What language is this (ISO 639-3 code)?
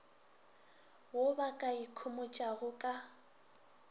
nso